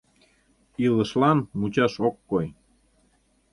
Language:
Mari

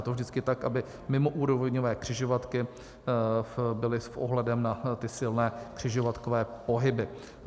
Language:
Czech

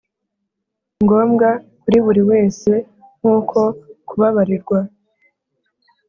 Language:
Kinyarwanda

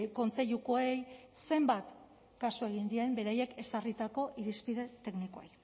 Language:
Basque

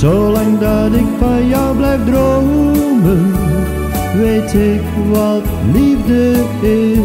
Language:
Dutch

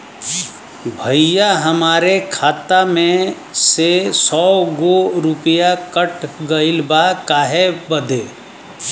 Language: Bhojpuri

